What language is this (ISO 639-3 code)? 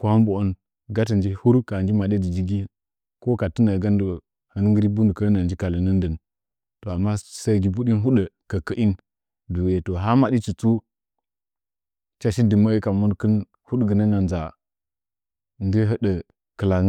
nja